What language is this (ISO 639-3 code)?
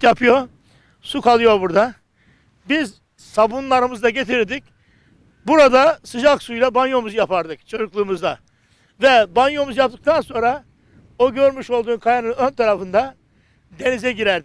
tur